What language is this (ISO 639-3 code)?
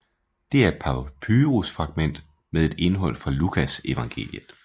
dan